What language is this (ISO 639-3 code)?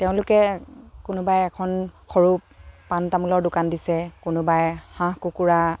asm